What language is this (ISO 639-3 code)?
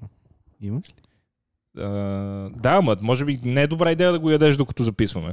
bul